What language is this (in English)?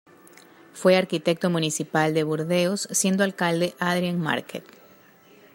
Spanish